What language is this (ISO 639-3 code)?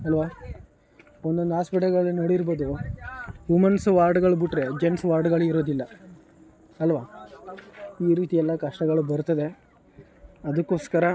kan